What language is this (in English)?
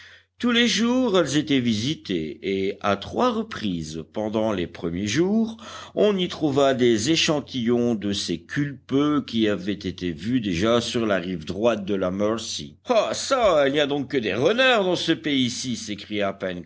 French